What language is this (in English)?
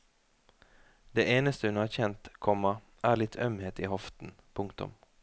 Norwegian